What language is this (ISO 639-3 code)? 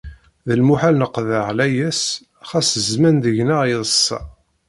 kab